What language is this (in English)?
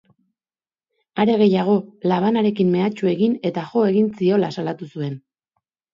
Basque